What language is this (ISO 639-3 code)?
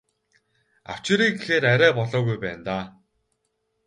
mon